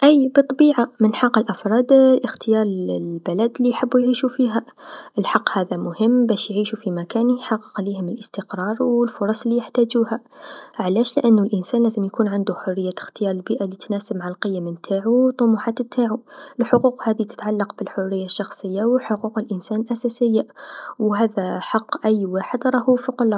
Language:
Tunisian Arabic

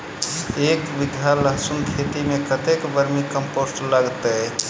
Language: Maithili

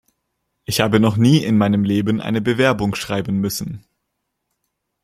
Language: German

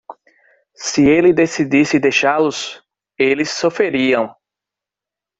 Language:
Portuguese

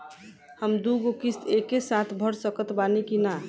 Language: Bhojpuri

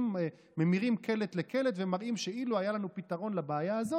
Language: Hebrew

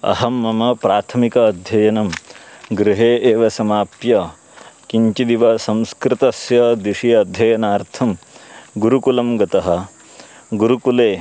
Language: Sanskrit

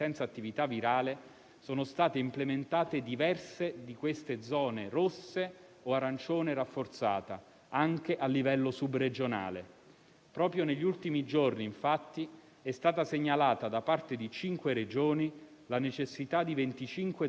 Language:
Italian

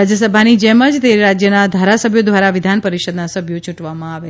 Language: Gujarati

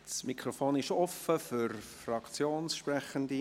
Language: Swiss German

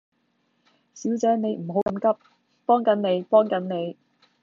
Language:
Cantonese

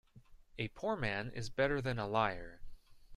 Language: English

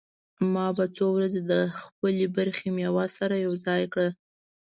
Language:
Pashto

